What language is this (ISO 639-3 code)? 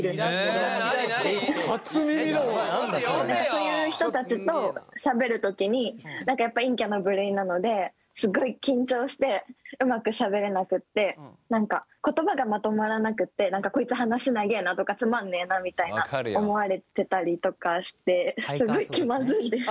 jpn